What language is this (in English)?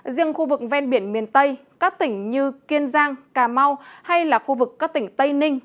Vietnamese